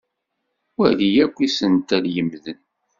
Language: Kabyle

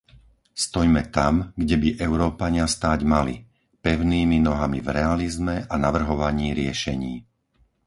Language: Slovak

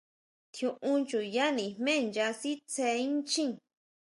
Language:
Huautla Mazatec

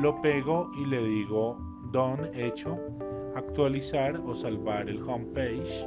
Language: Spanish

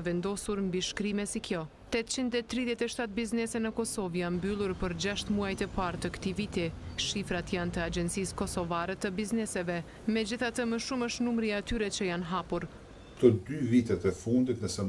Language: Romanian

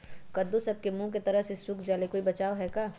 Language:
Magahi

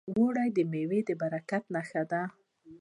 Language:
Pashto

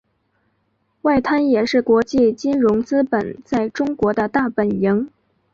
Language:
Chinese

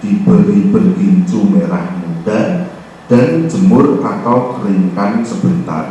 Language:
Indonesian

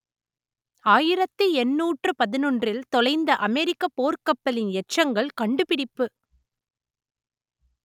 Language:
Tamil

